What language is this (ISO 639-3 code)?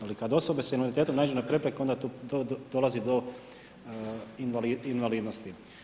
hrv